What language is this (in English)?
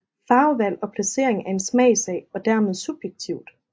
Danish